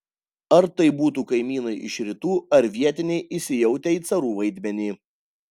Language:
Lithuanian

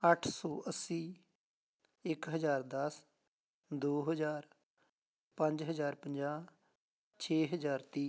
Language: Punjabi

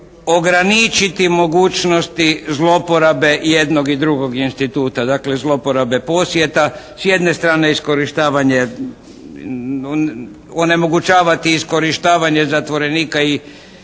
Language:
Croatian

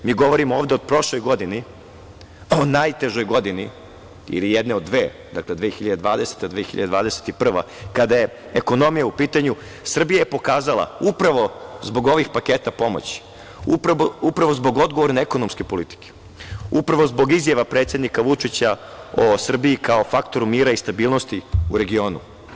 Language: Serbian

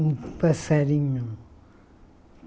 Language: Portuguese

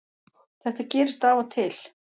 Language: Icelandic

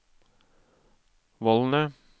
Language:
Norwegian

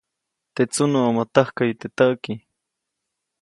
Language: Copainalá Zoque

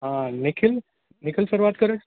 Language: Gujarati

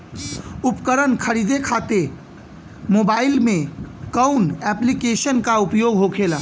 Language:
Bhojpuri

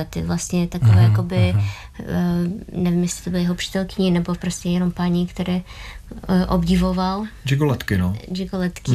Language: Czech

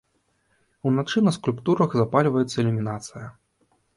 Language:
Belarusian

